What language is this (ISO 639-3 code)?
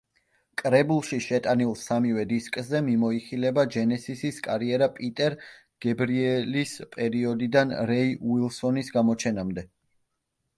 kat